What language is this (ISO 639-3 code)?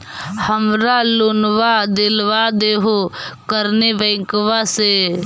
mag